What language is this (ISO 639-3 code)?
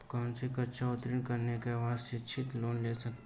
hin